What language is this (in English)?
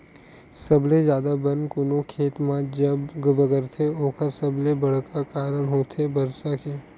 Chhattisgarhi